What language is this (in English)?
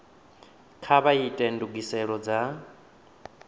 Venda